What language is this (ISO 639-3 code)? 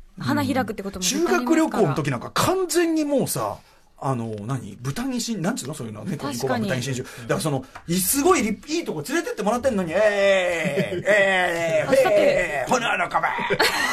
jpn